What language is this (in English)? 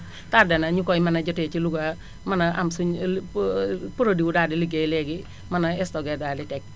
Wolof